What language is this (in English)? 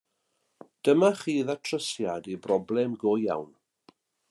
Welsh